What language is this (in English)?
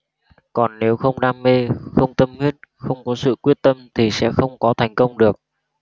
Vietnamese